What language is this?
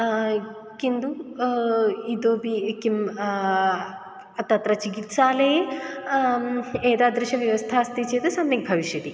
Sanskrit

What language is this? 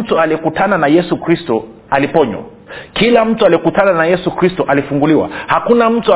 Swahili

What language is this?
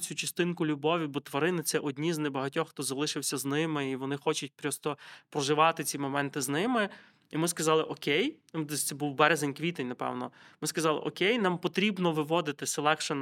Ukrainian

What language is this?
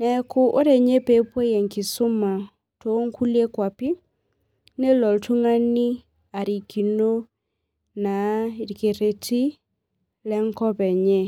Masai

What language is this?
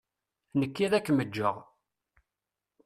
Kabyle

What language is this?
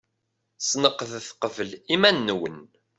Kabyle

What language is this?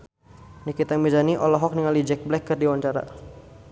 Sundanese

